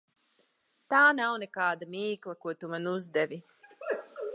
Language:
Latvian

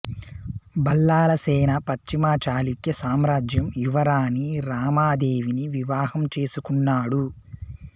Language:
Telugu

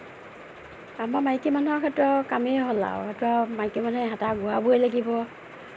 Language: Assamese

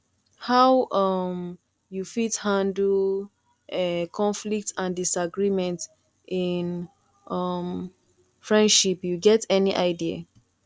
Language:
Nigerian Pidgin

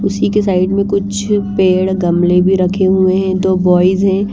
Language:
Hindi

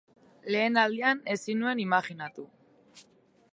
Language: Basque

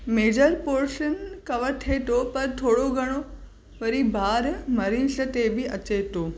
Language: Sindhi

